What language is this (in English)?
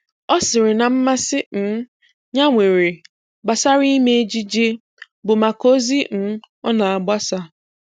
Igbo